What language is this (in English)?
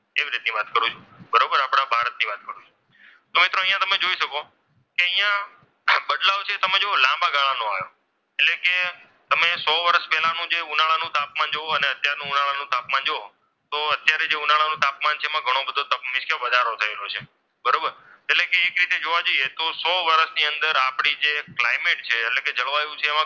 Gujarati